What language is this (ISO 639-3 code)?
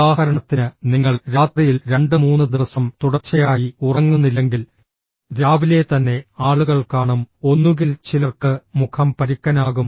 mal